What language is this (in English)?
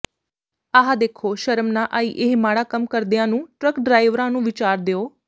Punjabi